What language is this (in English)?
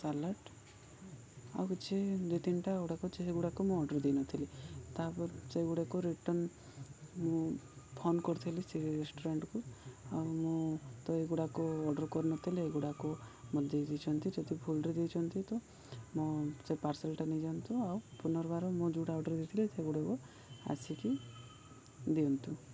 Odia